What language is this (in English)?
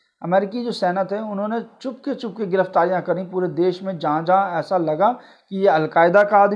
Hindi